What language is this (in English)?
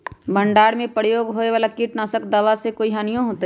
Magahi